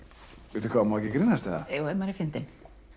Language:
Icelandic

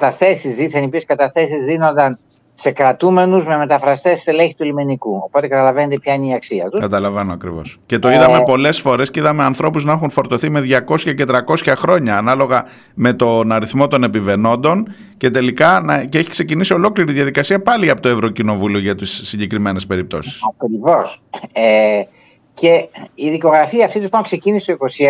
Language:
Greek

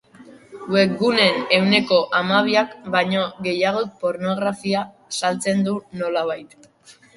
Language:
Basque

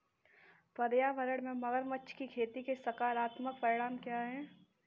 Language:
Hindi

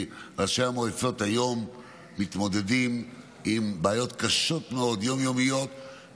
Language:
Hebrew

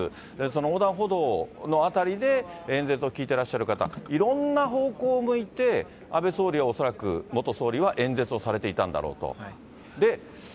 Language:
Japanese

